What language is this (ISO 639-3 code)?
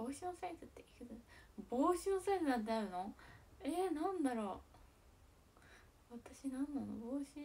jpn